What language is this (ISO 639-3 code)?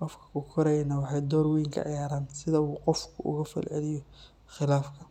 som